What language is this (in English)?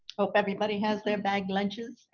English